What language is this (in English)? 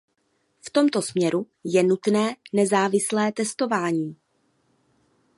Czech